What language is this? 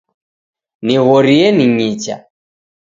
Taita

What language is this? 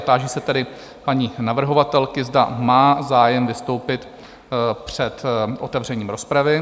Czech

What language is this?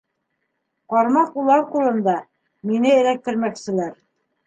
Bashkir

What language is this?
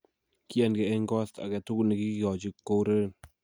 Kalenjin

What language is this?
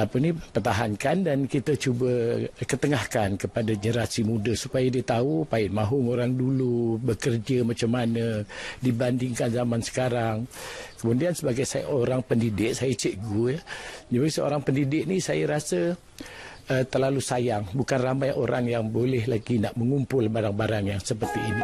Malay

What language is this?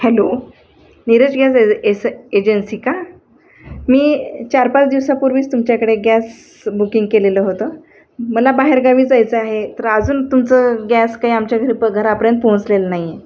Marathi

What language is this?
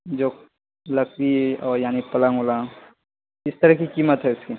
Urdu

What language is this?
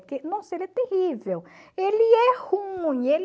Portuguese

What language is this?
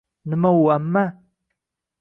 Uzbek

